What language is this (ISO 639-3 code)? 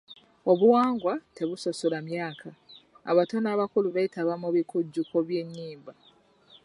lug